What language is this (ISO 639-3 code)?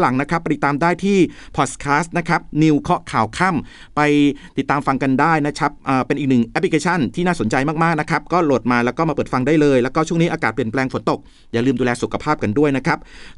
tha